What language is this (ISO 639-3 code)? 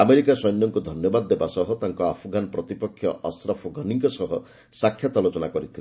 ori